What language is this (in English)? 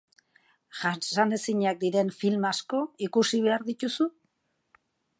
Basque